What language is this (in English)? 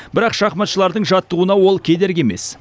Kazakh